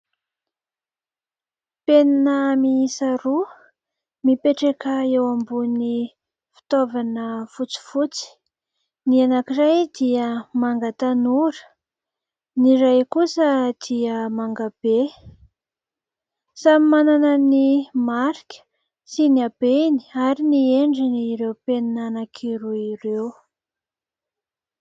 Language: Malagasy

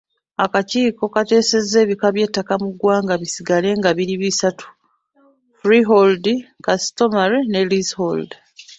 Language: Ganda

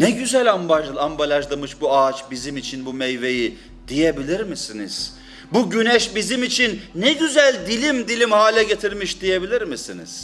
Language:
Turkish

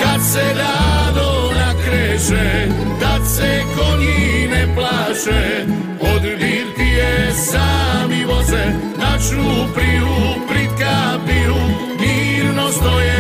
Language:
Croatian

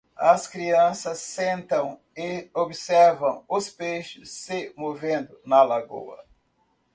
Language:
Portuguese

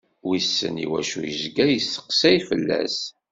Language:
Kabyle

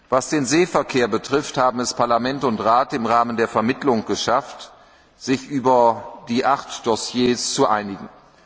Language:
German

